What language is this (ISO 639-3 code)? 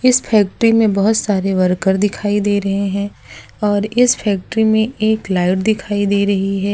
hin